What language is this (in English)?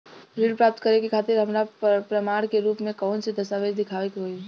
Bhojpuri